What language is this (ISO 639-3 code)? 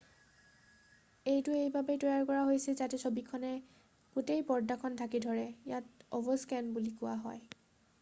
asm